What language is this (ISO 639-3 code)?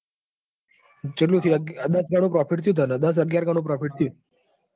guj